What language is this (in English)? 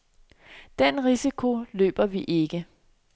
Danish